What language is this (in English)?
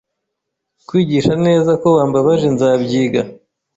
Kinyarwanda